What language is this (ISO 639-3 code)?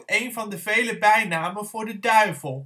nld